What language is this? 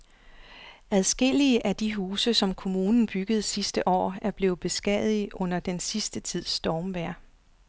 Danish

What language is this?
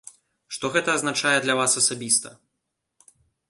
Belarusian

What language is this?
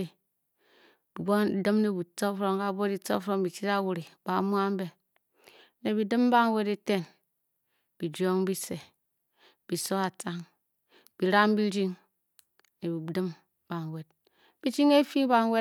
Bokyi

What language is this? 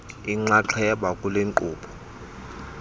Xhosa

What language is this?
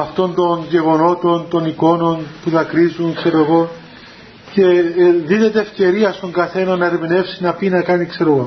Greek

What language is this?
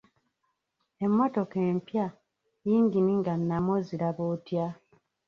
Ganda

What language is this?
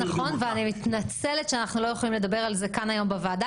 Hebrew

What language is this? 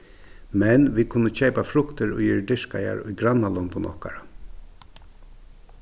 Faroese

